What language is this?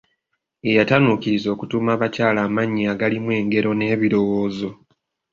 Ganda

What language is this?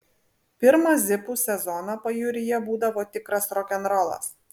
Lithuanian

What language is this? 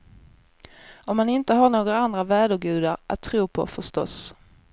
Swedish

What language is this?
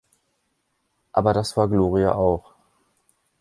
German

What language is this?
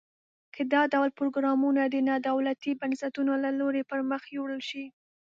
Pashto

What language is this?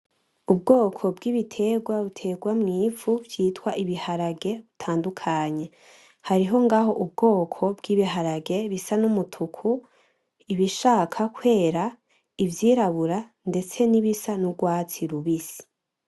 Rundi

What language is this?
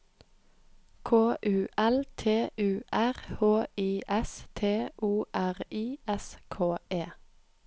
Norwegian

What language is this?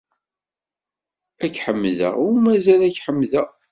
Kabyle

